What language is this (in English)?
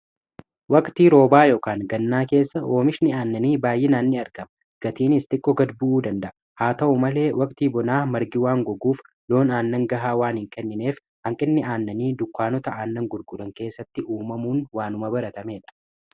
Oromo